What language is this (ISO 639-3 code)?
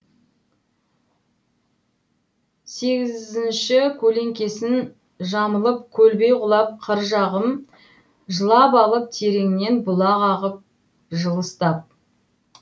kaz